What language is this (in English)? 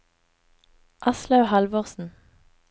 Norwegian